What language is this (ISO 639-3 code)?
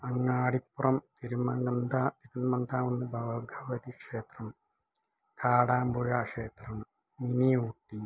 mal